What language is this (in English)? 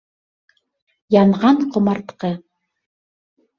Bashkir